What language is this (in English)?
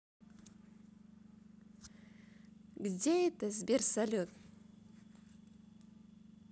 Russian